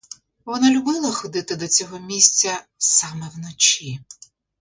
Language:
Ukrainian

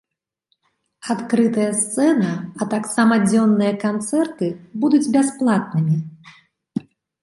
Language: Belarusian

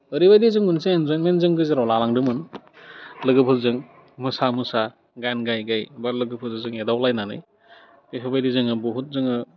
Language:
Bodo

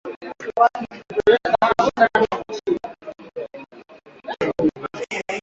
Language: Swahili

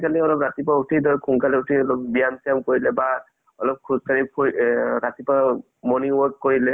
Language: Assamese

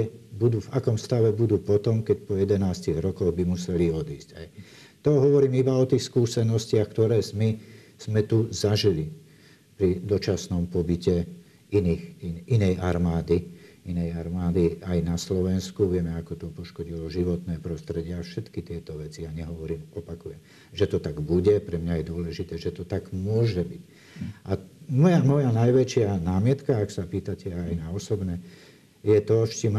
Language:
Slovak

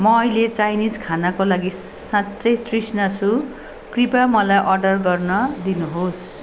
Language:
Nepali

